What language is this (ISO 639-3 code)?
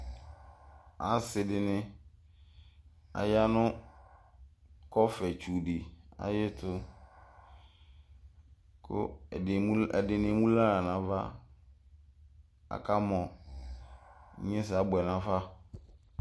kpo